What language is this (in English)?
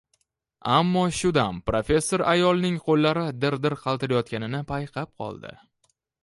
Uzbek